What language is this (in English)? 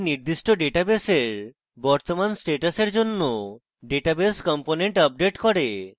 Bangla